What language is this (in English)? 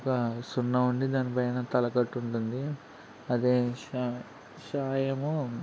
Telugu